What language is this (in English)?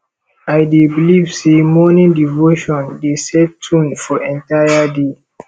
Nigerian Pidgin